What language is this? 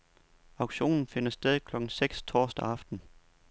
Danish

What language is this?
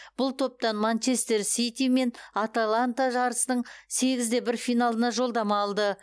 Kazakh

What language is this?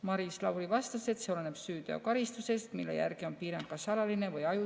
Estonian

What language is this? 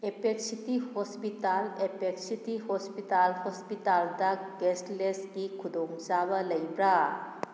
Manipuri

